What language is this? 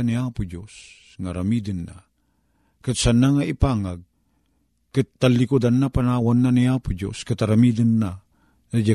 Filipino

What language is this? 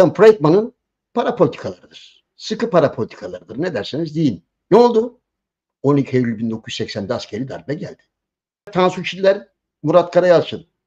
Turkish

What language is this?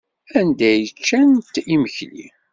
Kabyle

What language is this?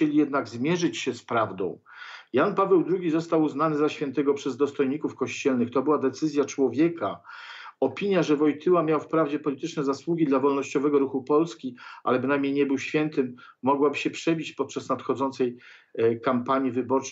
Polish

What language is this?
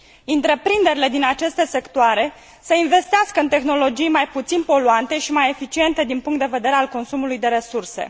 Romanian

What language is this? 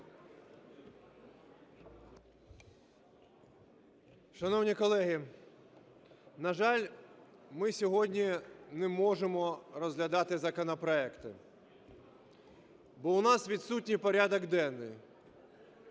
Ukrainian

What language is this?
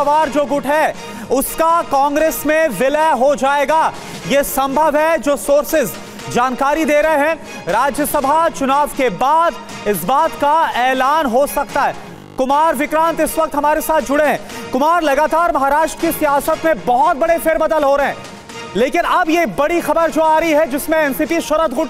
Hindi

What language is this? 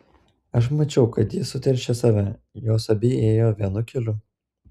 Lithuanian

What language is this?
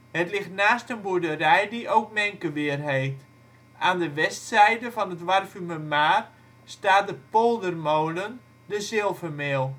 Dutch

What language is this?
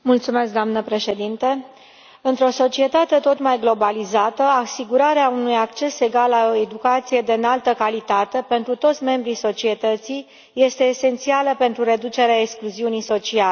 Romanian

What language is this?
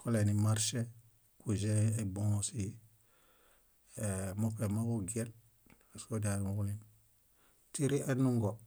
Bayot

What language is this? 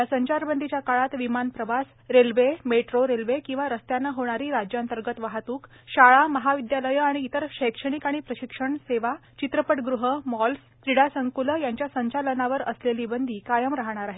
Marathi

